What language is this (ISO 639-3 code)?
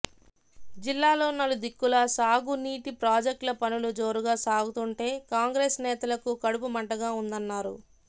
tel